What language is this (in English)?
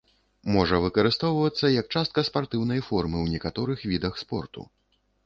Belarusian